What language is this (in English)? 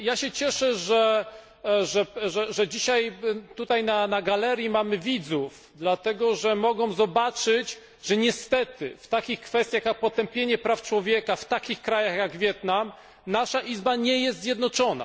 Polish